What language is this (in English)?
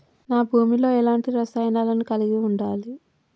Telugu